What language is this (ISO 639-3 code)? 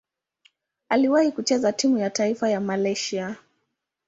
swa